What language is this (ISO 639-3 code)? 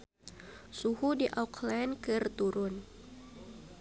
sun